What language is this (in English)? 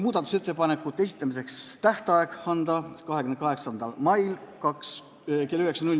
Estonian